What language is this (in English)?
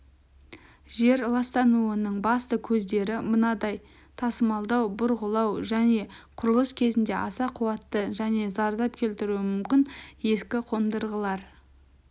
Kazakh